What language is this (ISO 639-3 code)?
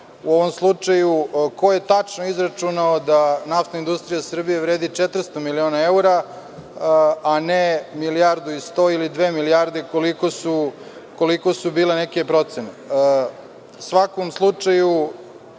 srp